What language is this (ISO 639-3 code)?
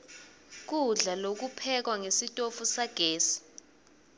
ssw